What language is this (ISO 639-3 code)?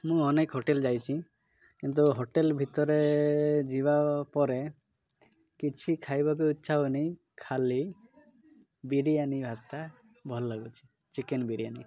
ori